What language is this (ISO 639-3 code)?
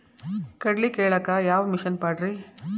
kan